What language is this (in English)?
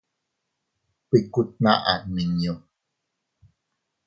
Teutila Cuicatec